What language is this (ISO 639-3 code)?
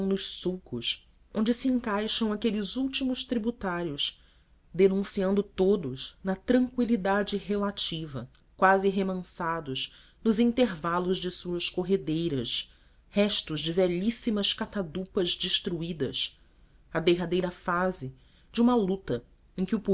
por